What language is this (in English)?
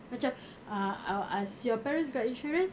English